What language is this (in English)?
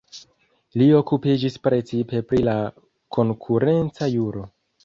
Esperanto